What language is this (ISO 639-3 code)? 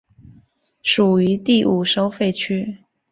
zho